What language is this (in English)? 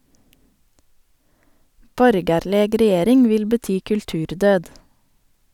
Norwegian